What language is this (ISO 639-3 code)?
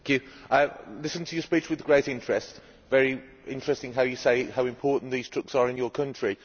eng